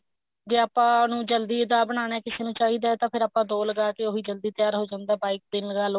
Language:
Punjabi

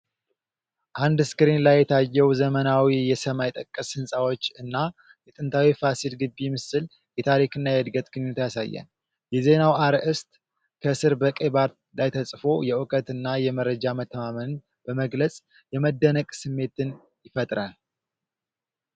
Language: Amharic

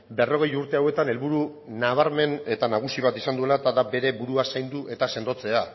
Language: Basque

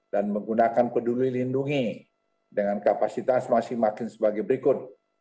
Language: Indonesian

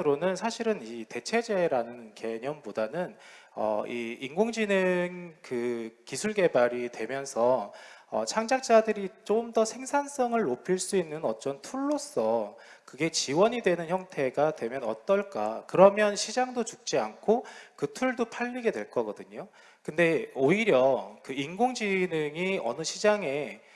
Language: Korean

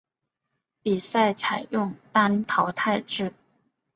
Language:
Chinese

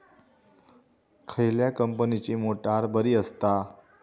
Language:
Marathi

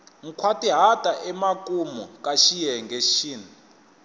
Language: Tsonga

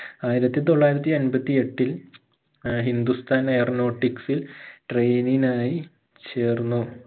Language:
Malayalam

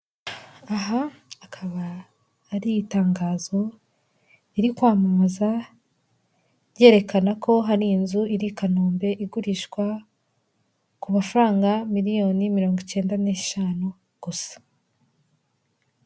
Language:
Kinyarwanda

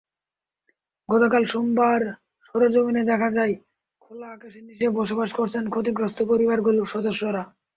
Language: Bangla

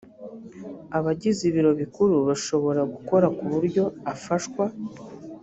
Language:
Kinyarwanda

